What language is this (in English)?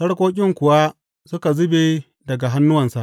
Hausa